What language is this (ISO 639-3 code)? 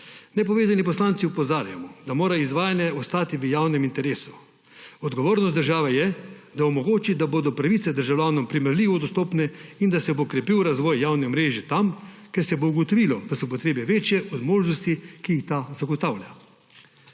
slv